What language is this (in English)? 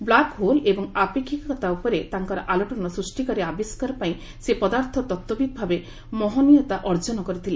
Odia